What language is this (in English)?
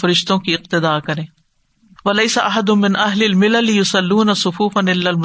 Urdu